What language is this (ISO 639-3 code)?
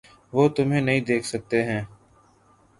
urd